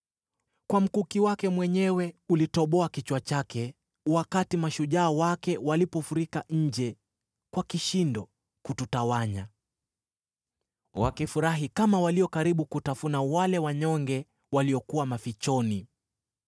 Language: Swahili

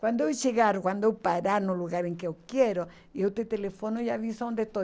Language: Portuguese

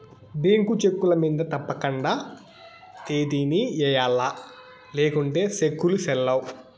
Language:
Telugu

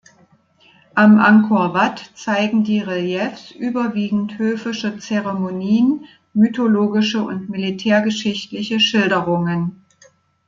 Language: German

